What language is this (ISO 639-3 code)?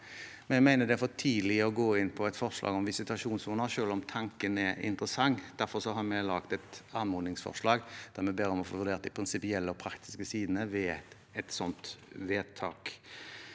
nor